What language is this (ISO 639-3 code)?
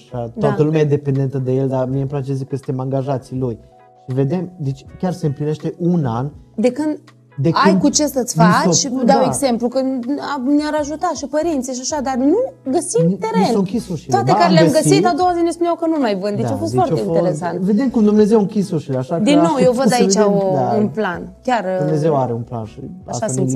ron